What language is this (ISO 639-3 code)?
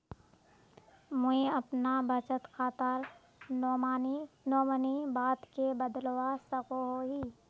mag